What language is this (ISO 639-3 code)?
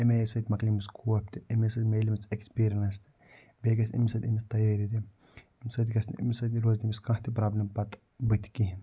kas